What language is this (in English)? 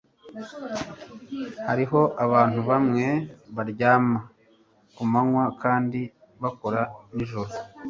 Kinyarwanda